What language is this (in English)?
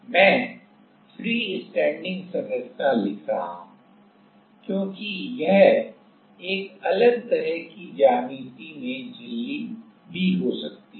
Hindi